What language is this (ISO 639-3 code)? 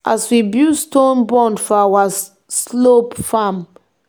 pcm